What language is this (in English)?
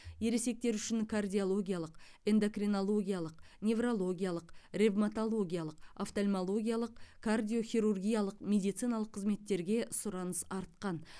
Kazakh